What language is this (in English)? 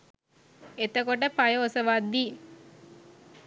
Sinhala